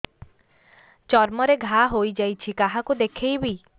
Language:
Odia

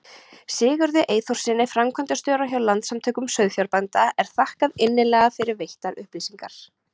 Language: Icelandic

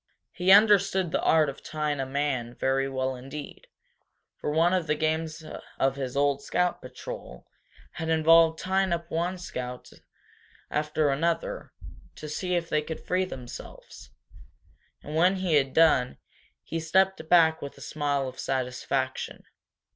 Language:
English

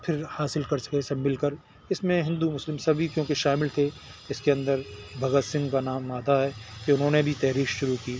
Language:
Urdu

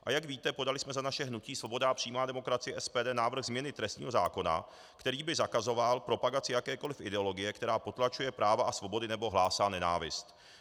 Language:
Czech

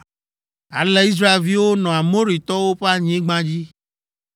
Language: Ewe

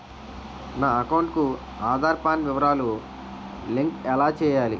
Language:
Telugu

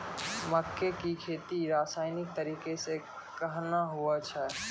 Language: Maithili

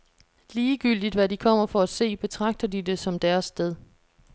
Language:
Danish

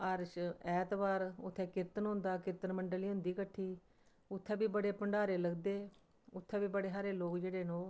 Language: Dogri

